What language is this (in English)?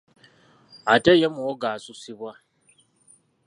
Ganda